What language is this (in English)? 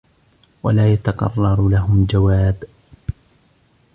Arabic